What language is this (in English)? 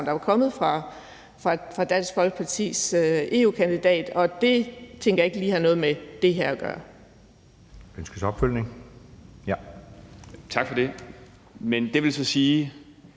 Danish